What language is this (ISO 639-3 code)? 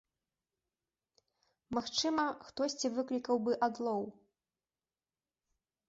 bel